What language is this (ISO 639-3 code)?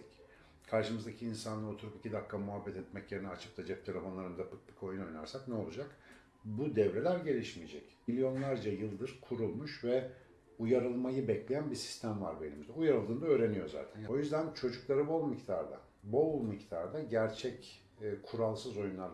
tur